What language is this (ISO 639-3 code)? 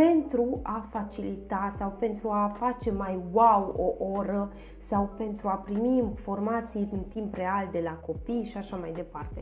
ron